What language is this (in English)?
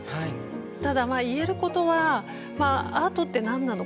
Japanese